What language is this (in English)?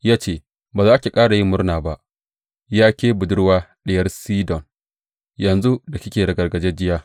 Hausa